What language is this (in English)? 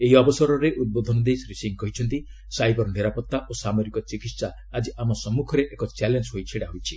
Odia